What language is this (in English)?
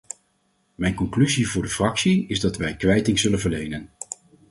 Dutch